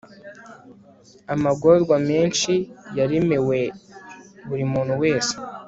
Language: Kinyarwanda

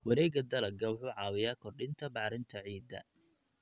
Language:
Somali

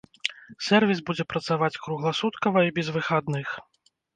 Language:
Belarusian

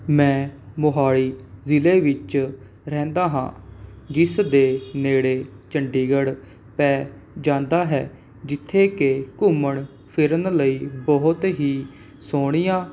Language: Punjabi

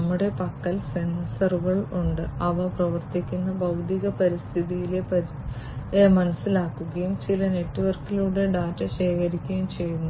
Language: Malayalam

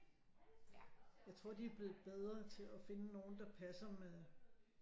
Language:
Danish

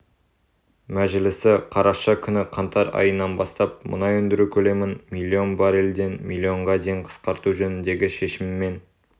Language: Kazakh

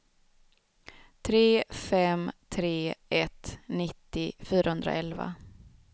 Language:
Swedish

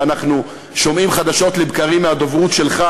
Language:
Hebrew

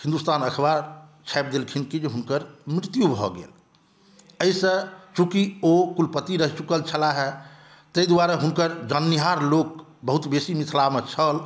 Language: Maithili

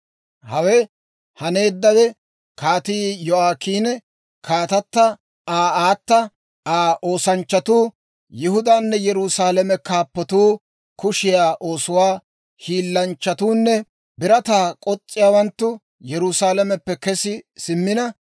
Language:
Dawro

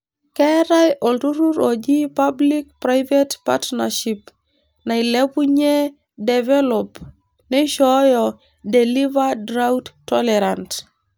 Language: Masai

